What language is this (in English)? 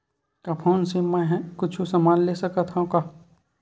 Chhattisgarhi